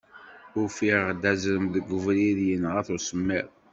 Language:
Kabyle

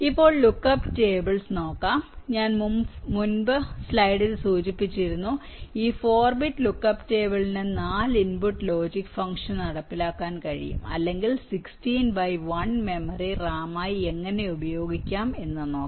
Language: Malayalam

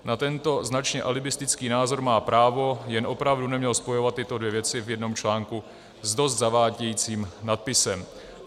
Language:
Czech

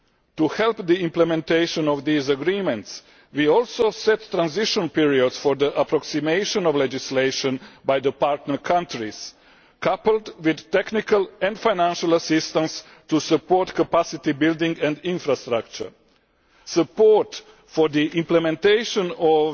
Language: English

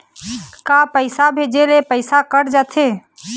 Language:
Chhattisgarhi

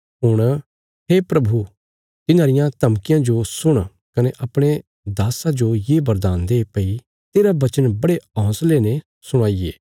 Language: Bilaspuri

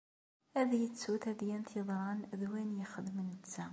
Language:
Kabyle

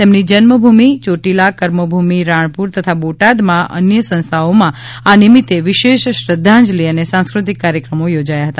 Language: Gujarati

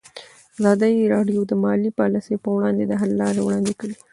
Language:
Pashto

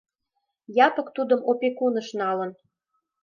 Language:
Mari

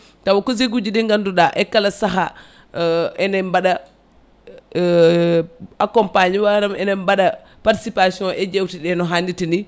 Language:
Fula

